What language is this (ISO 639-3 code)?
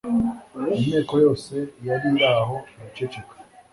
kin